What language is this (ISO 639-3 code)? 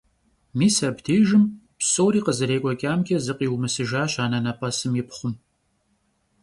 kbd